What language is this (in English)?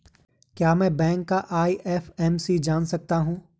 Hindi